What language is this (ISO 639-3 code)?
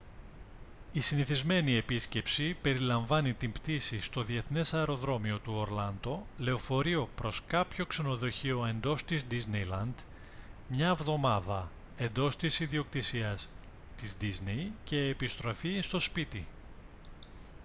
ell